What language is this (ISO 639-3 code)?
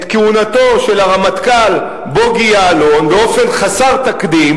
heb